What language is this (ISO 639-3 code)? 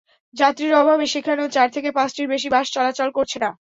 ben